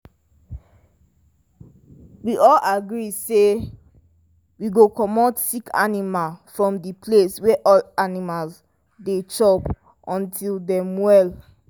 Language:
Nigerian Pidgin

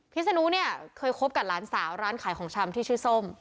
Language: Thai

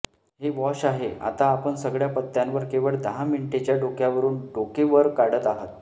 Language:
Marathi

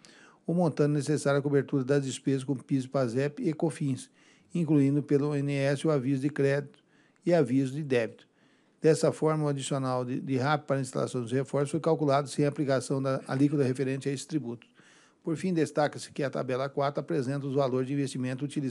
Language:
Portuguese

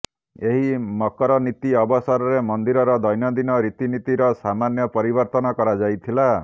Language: Odia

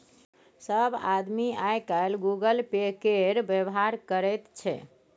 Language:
Maithili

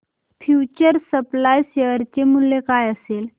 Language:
Marathi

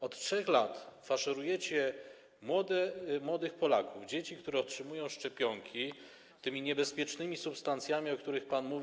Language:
Polish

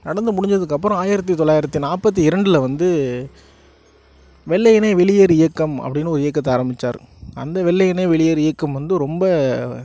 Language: Tamil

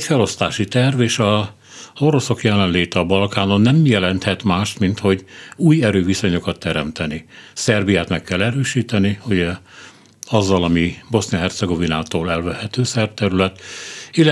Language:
Hungarian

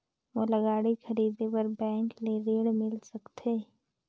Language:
Chhattisgarhi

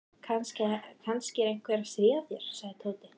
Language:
Icelandic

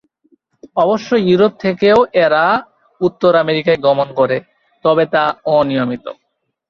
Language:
Bangla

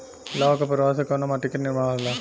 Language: Bhojpuri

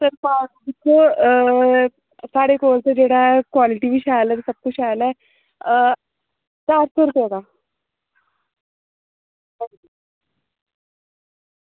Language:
Dogri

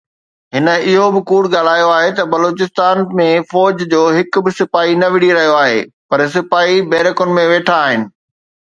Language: Sindhi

